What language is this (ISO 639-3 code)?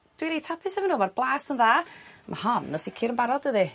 cym